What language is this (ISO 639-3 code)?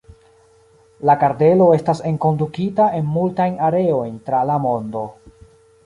epo